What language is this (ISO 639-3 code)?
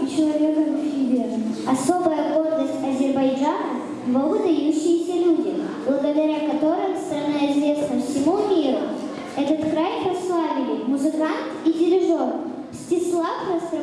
rus